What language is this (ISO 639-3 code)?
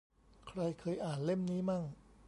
tha